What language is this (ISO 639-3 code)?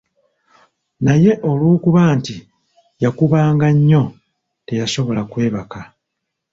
lug